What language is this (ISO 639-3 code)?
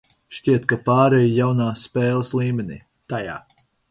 lav